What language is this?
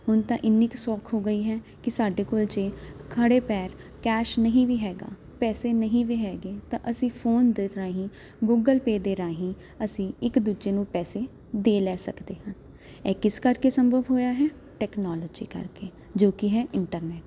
Punjabi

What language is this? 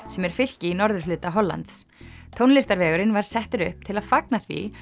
Icelandic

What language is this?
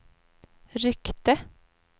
Swedish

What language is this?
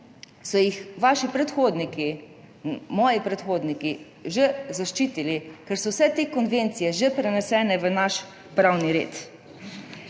Slovenian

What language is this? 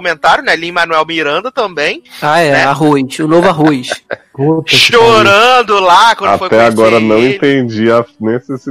Portuguese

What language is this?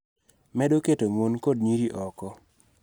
Luo (Kenya and Tanzania)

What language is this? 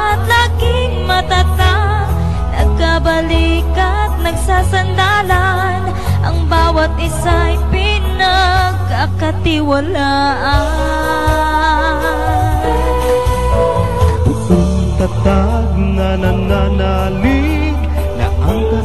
Vietnamese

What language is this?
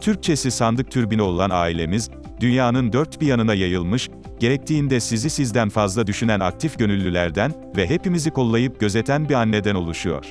Turkish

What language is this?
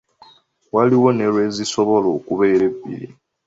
Ganda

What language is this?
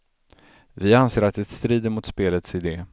Swedish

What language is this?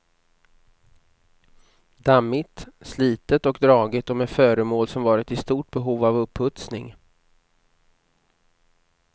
Swedish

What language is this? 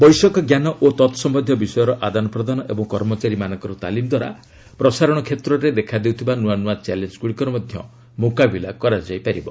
Odia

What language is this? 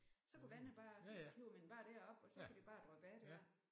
Danish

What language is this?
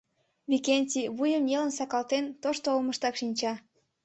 Mari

